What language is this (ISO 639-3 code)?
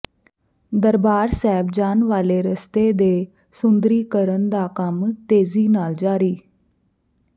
pan